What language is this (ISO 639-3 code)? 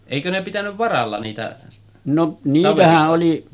fin